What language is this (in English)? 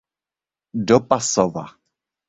Czech